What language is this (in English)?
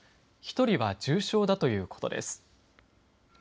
Japanese